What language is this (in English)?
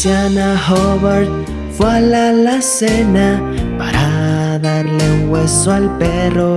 Spanish